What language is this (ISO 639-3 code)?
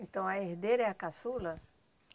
por